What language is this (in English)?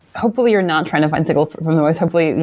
English